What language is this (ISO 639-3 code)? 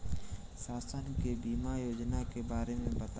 bho